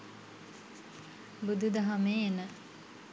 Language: Sinhala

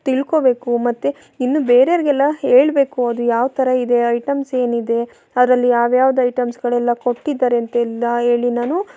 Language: Kannada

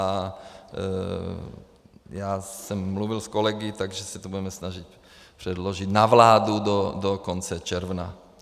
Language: Czech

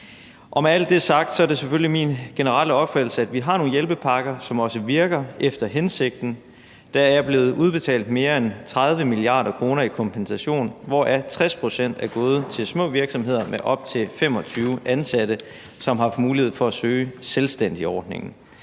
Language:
Danish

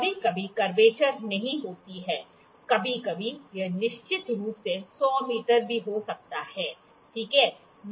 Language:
Hindi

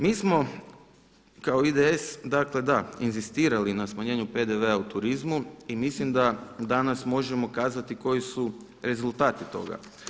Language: Croatian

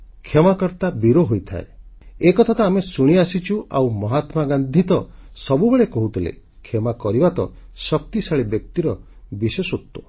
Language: Odia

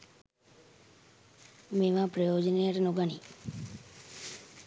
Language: Sinhala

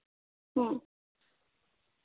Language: Santali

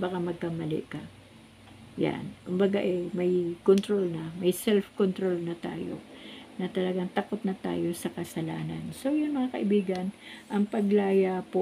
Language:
Filipino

